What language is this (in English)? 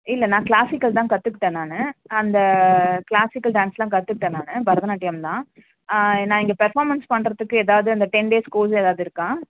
Tamil